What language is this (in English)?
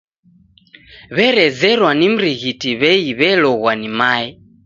Taita